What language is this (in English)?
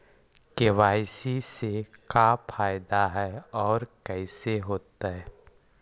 Magahi